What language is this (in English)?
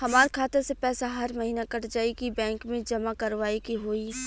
Bhojpuri